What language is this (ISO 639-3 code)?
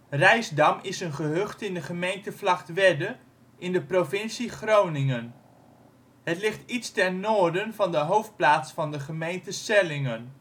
nld